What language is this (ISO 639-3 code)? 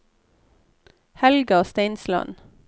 nor